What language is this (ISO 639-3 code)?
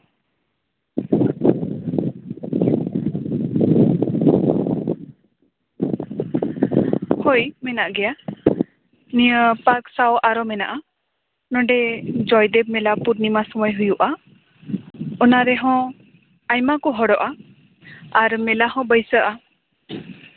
sat